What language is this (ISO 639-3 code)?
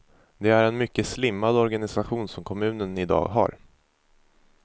swe